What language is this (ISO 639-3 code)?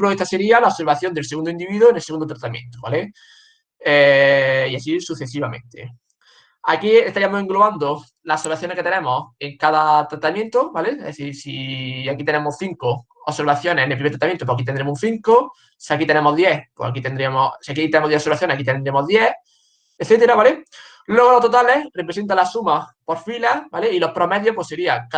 spa